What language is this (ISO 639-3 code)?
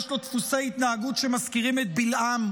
heb